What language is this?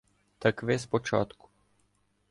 Ukrainian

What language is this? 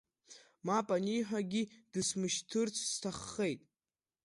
Abkhazian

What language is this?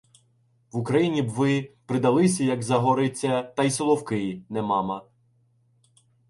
Ukrainian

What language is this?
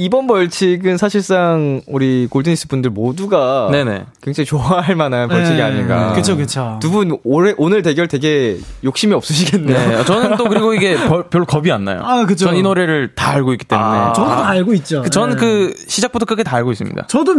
Korean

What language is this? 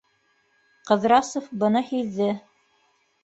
Bashkir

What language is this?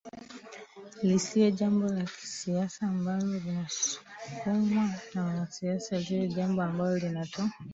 Swahili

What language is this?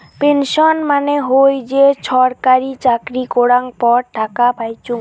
Bangla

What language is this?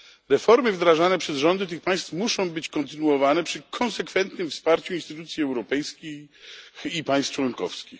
Polish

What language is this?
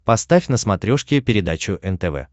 Russian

